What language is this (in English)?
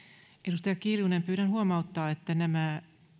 Finnish